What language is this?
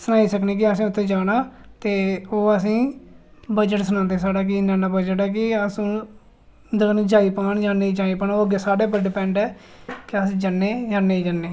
Dogri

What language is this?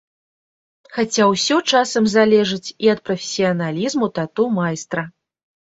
Belarusian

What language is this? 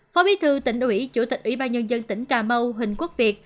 Vietnamese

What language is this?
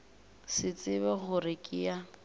Northern Sotho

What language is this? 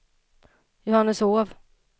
Swedish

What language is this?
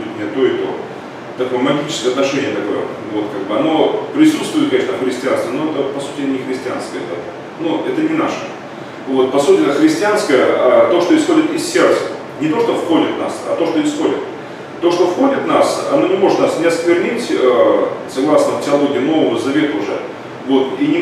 Russian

